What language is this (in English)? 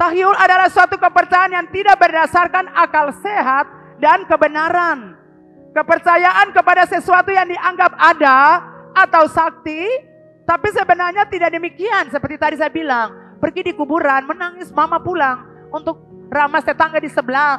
Indonesian